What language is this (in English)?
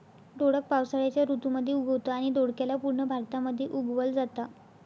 Marathi